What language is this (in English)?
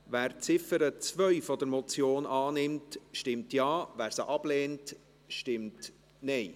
Swiss German